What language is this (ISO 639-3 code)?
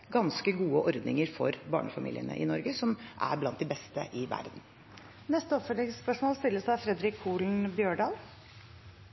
nor